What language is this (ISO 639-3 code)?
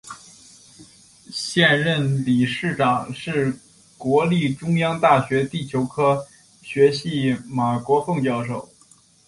zho